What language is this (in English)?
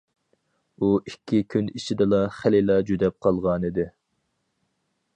Uyghur